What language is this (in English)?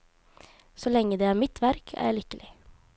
Norwegian